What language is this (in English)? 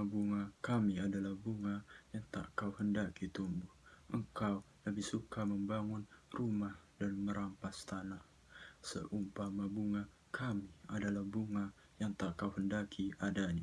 Indonesian